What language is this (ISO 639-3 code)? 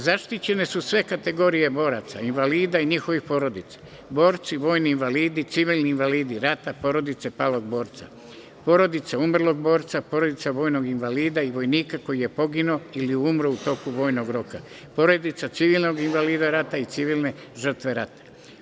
srp